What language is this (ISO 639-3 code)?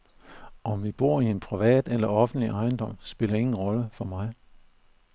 dan